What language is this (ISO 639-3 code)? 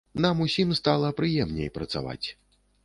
bel